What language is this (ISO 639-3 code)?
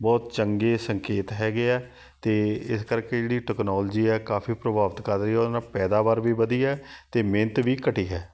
pan